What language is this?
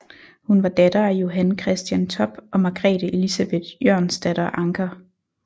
Danish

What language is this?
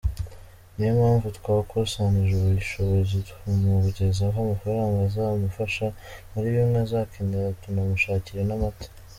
Kinyarwanda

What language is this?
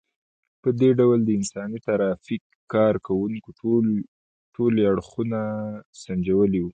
Pashto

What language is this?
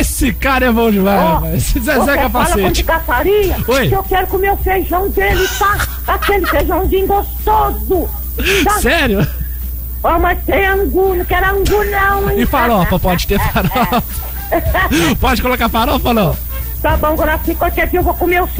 Portuguese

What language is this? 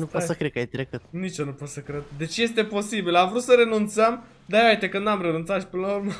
Romanian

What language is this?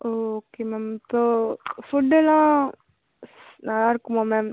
Tamil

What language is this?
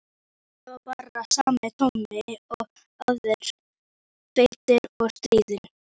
Icelandic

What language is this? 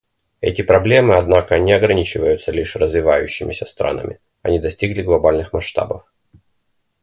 Russian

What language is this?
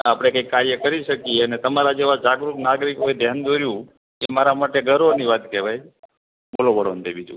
Gujarati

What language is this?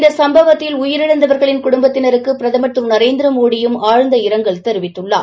Tamil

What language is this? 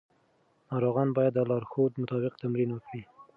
Pashto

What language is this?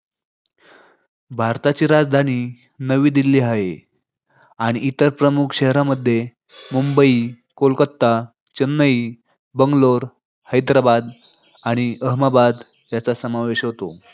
Marathi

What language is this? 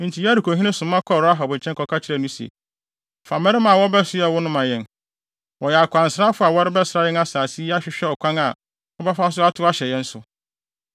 Akan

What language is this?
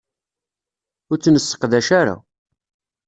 Kabyle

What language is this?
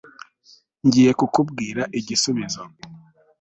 Kinyarwanda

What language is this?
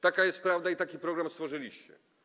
Polish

